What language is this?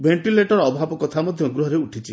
Odia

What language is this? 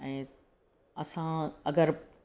Sindhi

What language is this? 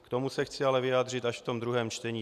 Czech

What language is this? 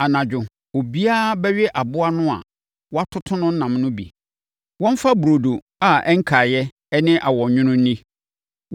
Akan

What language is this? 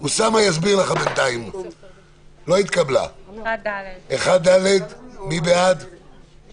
Hebrew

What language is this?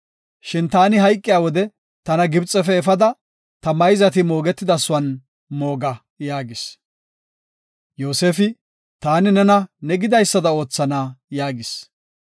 Gofa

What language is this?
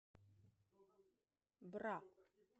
Russian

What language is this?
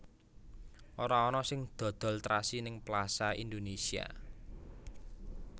Javanese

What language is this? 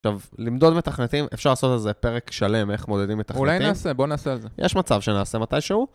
Hebrew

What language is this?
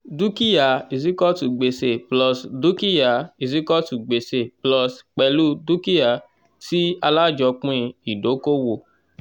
Yoruba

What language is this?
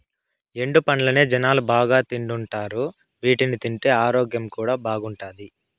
Telugu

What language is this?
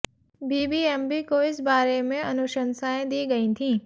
Hindi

